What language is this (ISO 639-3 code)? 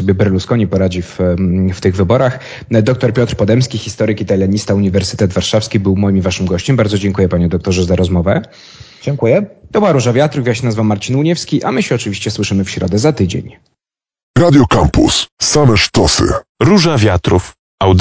pol